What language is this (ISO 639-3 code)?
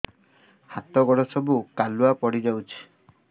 ori